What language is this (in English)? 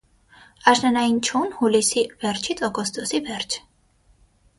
Armenian